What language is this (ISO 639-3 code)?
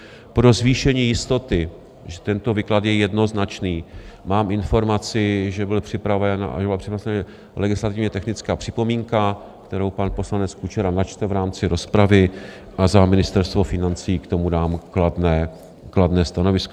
ces